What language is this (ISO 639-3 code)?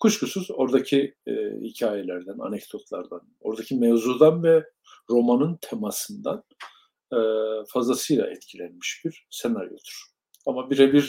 tur